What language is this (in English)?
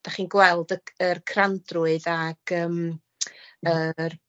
Welsh